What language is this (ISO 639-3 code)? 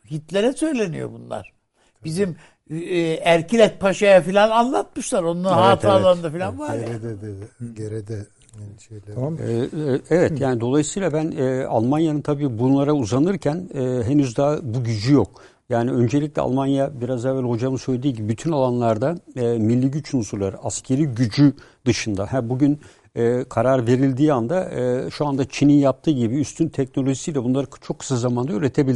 tur